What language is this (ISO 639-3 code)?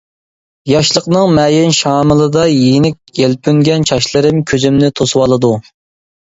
uig